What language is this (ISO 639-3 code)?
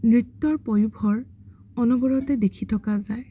asm